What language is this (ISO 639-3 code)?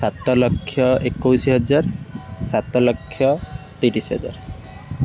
ori